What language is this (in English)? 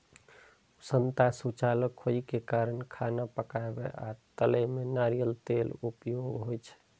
Maithili